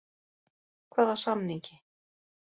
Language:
Icelandic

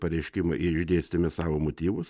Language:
Lithuanian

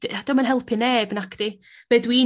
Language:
Welsh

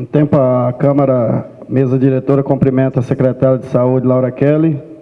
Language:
Portuguese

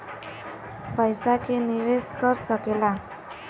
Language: Bhojpuri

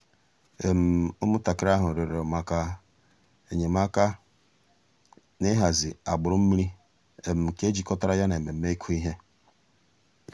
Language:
Igbo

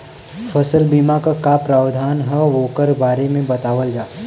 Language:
Bhojpuri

